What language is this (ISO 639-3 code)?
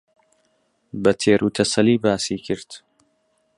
ckb